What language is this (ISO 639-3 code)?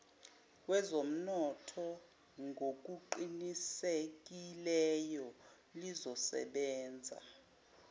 zul